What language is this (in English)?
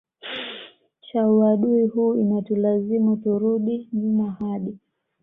Swahili